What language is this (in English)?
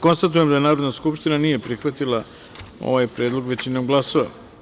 Serbian